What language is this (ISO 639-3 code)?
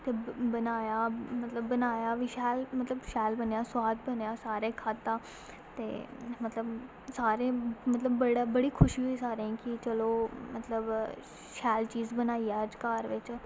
doi